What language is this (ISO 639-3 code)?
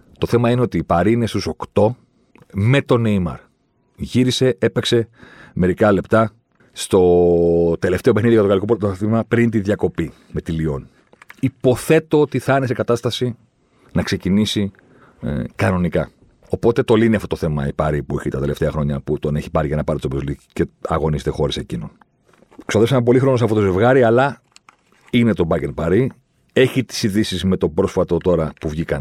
ell